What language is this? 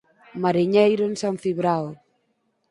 Galician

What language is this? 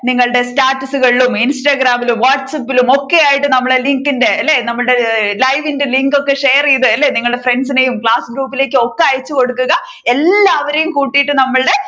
Malayalam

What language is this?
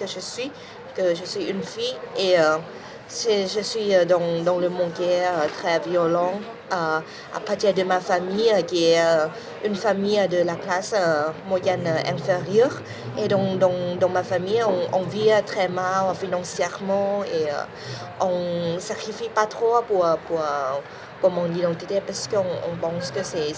French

